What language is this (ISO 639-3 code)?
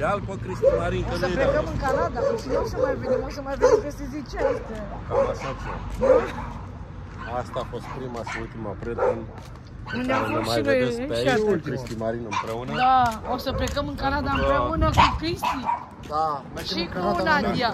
ron